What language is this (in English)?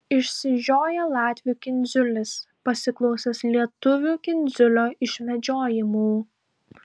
Lithuanian